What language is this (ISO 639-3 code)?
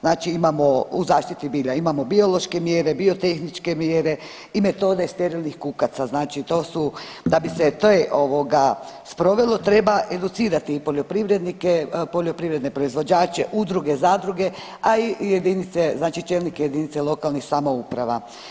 hrv